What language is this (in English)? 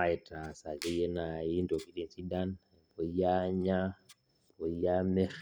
Masai